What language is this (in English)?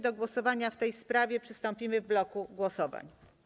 Polish